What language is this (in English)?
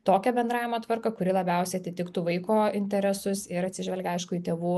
Lithuanian